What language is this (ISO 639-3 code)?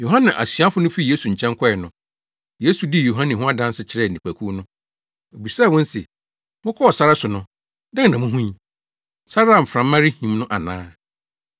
aka